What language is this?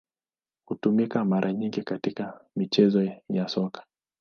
Swahili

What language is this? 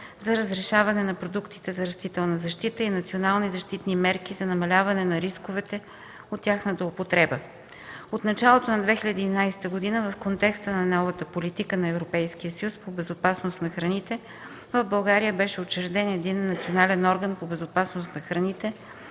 Bulgarian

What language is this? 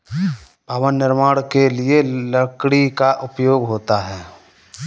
Hindi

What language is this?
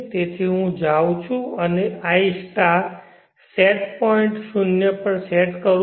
Gujarati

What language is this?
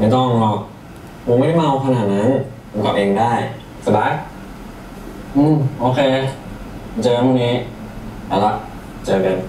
Thai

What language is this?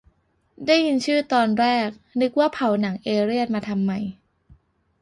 Thai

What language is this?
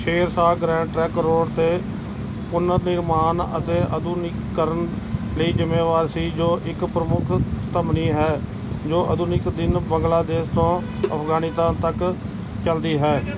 Punjabi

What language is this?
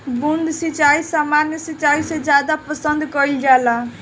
Bhojpuri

